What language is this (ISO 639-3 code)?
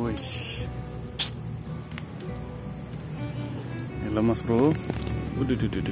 ind